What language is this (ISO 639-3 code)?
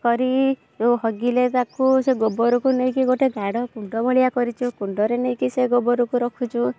ori